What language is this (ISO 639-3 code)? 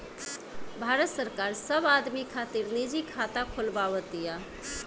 bho